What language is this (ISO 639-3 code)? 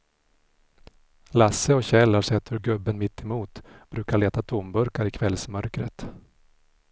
swe